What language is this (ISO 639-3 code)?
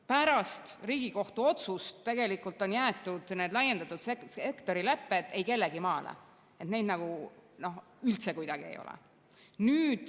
est